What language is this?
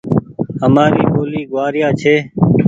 Goaria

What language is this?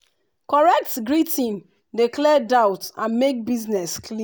Nigerian Pidgin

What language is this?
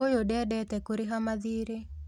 Kikuyu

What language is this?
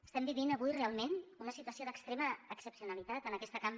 Catalan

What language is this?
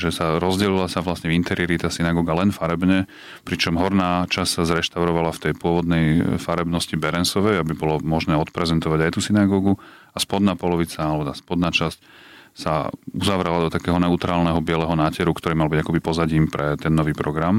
Slovak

